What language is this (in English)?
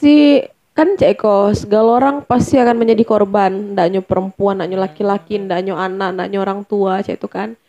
Indonesian